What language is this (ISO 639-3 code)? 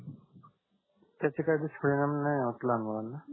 mar